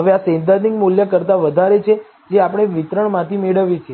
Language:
Gujarati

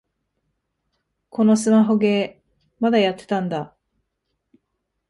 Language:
Japanese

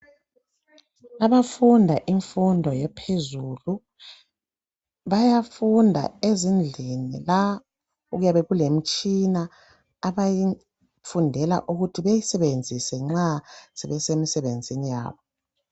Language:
North Ndebele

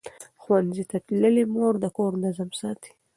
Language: Pashto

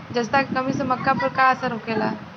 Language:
Bhojpuri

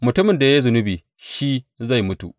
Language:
Hausa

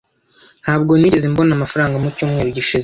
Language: Kinyarwanda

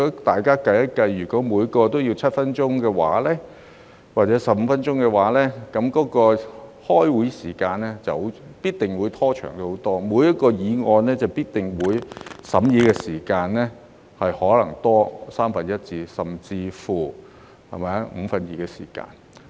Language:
Cantonese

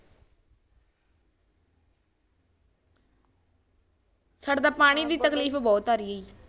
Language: Punjabi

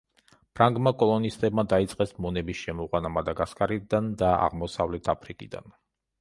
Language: Georgian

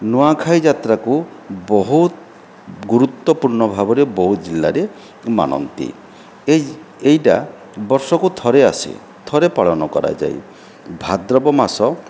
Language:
Odia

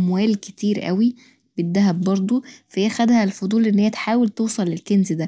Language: Egyptian Arabic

